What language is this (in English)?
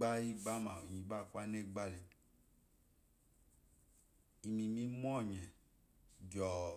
Eloyi